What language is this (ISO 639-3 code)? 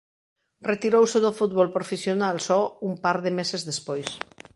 glg